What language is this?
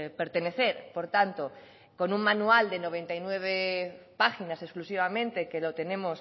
Spanish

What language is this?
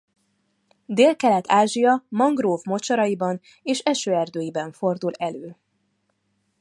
Hungarian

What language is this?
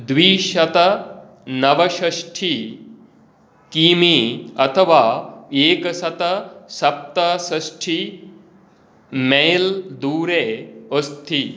Sanskrit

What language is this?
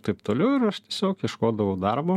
Lithuanian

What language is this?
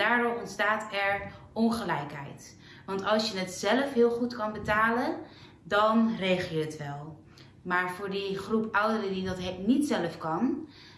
Dutch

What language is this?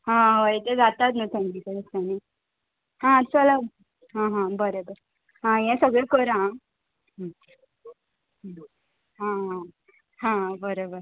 Konkani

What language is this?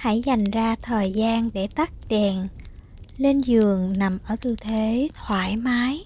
Vietnamese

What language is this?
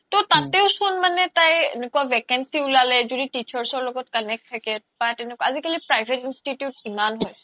Assamese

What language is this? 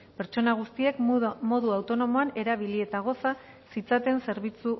Basque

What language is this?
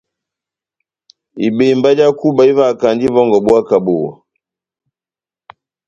Batanga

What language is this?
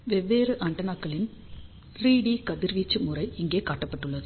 Tamil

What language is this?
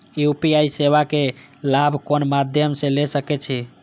Maithili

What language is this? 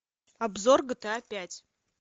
Russian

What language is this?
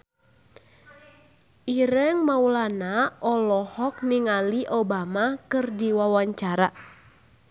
Sundanese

